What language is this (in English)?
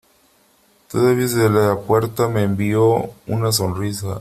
Spanish